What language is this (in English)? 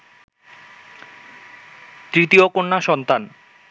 Bangla